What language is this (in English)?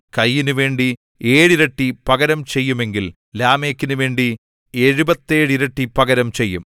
Malayalam